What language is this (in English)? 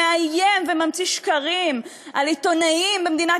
Hebrew